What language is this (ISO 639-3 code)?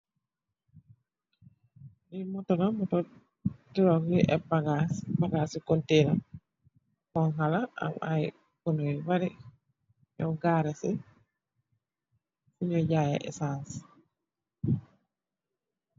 wol